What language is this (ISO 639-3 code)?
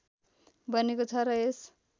nep